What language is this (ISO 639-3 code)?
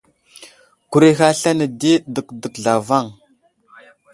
udl